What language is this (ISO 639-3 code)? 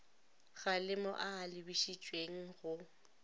nso